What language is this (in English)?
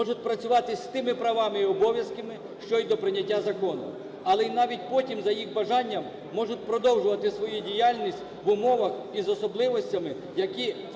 Ukrainian